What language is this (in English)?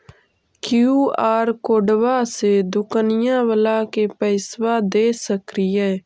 Magahi